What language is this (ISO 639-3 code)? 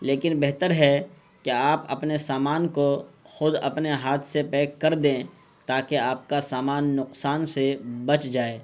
urd